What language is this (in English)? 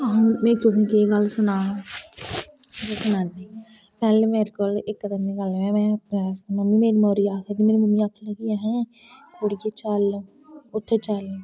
Dogri